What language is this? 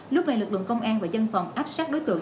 Vietnamese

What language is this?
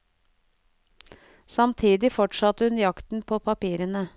Norwegian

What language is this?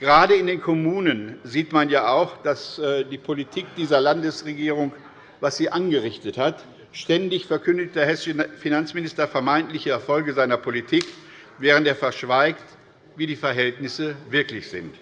German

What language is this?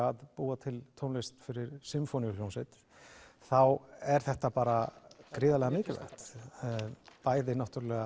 Icelandic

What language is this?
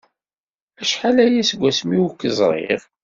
Kabyle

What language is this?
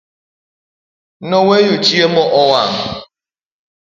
Luo (Kenya and Tanzania)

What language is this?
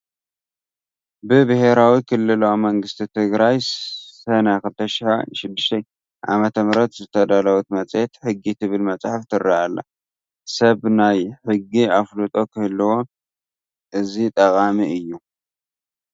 Tigrinya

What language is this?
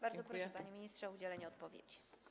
Polish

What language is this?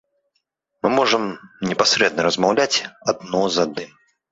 Belarusian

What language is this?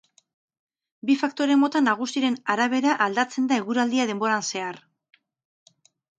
Basque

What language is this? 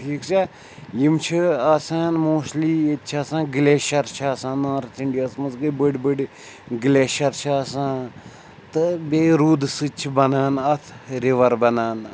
Kashmiri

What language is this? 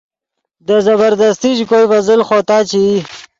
Yidgha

